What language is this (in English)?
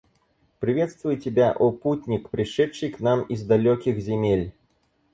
Russian